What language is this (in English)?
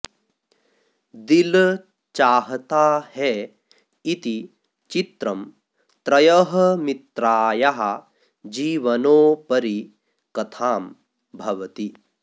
Sanskrit